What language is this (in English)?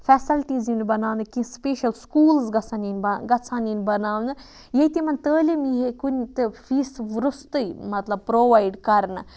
Kashmiri